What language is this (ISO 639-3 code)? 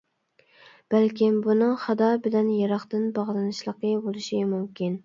uig